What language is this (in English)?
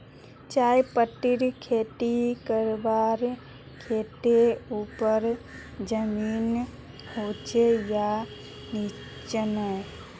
Magahi